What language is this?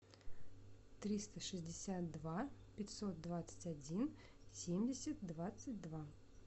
Russian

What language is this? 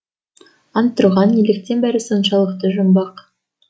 Kazakh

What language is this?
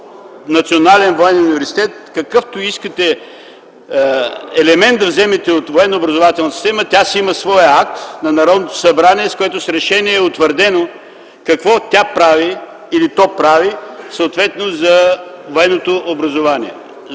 Bulgarian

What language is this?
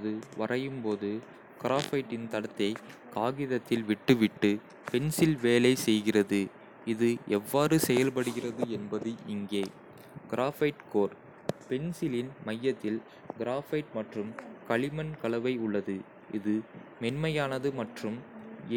Kota (India)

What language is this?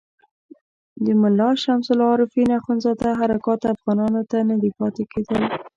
Pashto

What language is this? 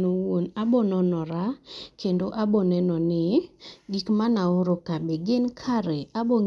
Luo (Kenya and Tanzania)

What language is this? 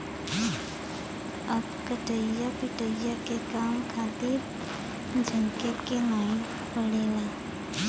Bhojpuri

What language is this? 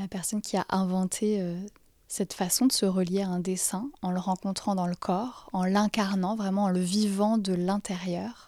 French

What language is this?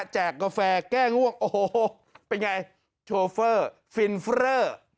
Thai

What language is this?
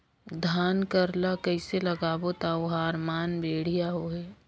Chhattisgarhi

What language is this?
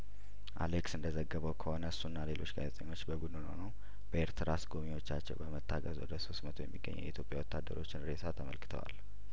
Amharic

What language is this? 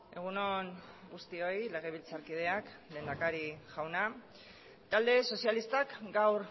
Basque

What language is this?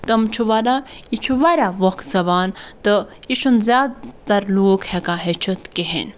Kashmiri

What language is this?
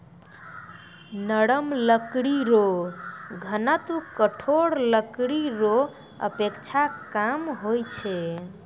Maithili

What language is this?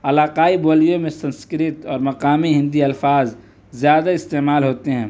Urdu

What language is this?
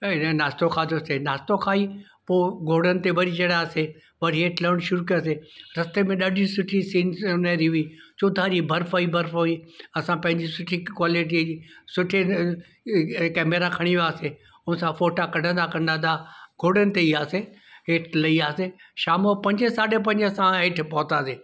Sindhi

